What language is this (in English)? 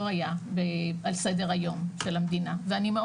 Hebrew